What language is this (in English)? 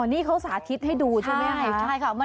Thai